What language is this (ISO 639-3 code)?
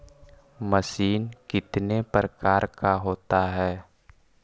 mag